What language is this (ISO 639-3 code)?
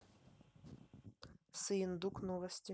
rus